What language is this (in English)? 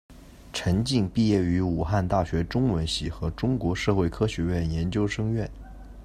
Chinese